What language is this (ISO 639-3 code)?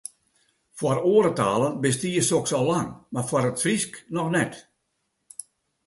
fry